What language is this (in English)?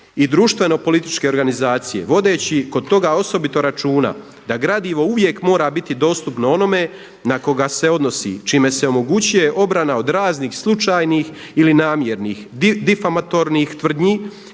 Croatian